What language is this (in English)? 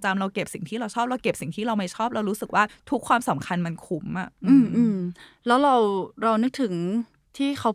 Thai